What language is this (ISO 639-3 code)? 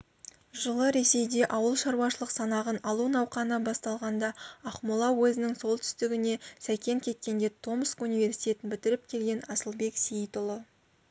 kaz